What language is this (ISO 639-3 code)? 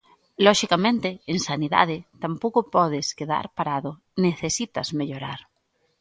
glg